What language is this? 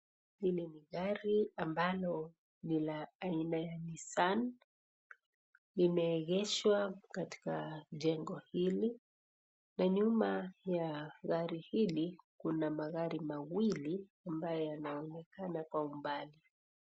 Swahili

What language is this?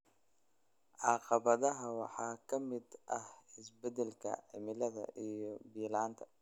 Somali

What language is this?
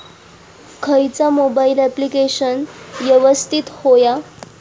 Marathi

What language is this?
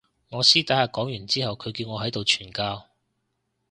Cantonese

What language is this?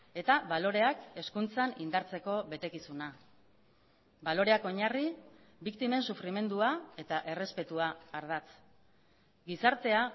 Basque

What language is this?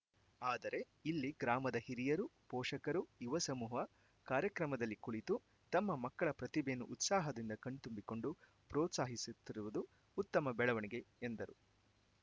Kannada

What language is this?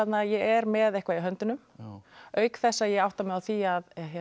Icelandic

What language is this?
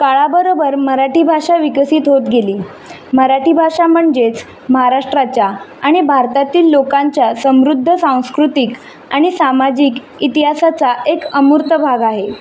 Marathi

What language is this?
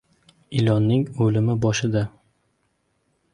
Uzbek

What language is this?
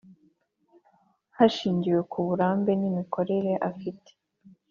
Kinyarwanda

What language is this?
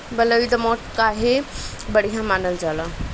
Bhojpuri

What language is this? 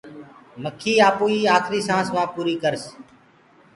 Gurgula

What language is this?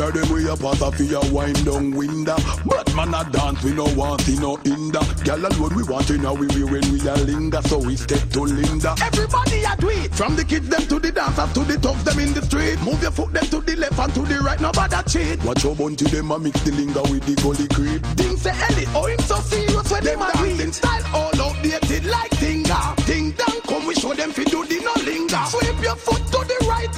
English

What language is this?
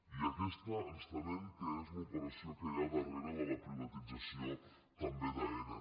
Catalan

